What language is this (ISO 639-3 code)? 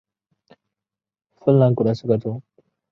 zho